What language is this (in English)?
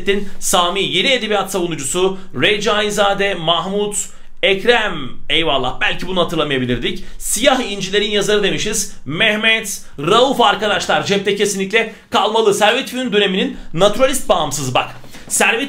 Turkish